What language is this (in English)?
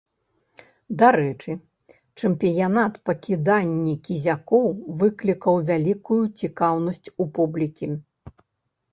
Belarusian